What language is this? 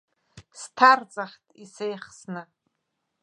Abkhazian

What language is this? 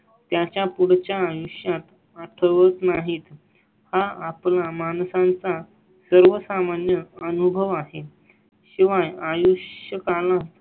Marathi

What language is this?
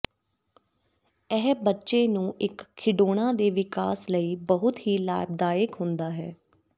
Punjabi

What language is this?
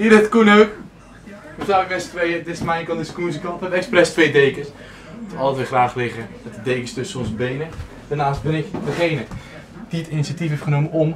Dutch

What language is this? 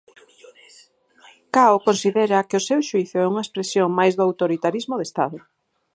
Galician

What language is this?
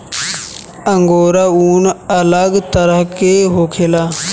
Bhojpuri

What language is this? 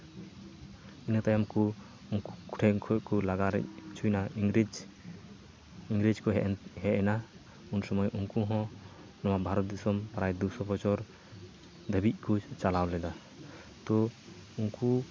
Santali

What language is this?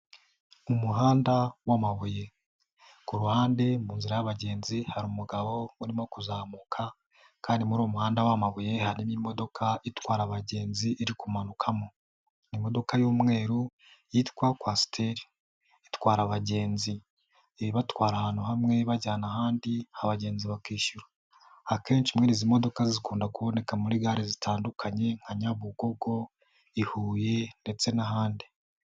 Kinyarwanda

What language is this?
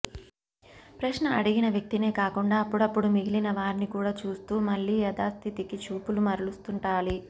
Telugu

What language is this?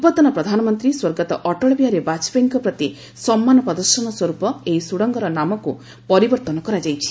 Odia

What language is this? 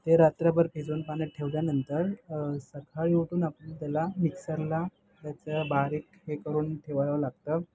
Marathi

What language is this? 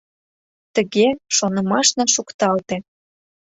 Mari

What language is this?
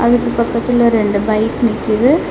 Tamil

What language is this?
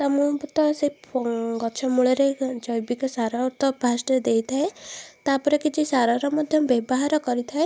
Odia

